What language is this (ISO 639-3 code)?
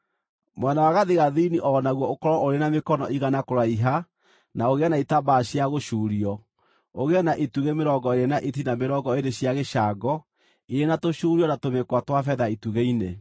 kik